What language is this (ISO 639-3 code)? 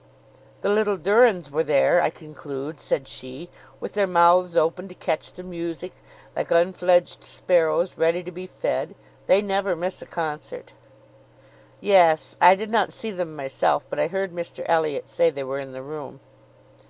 eng